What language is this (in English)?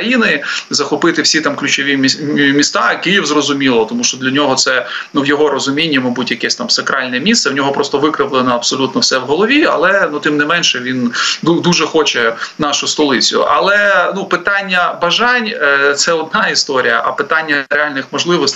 Ukrainian